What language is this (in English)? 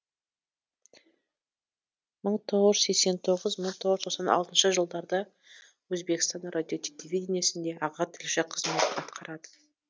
Kazakh